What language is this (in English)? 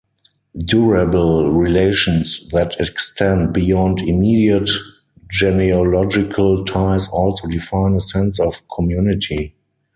English